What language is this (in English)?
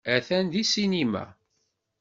Kabyle